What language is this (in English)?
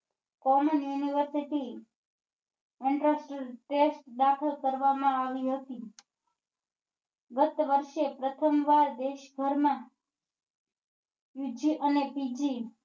Gujarati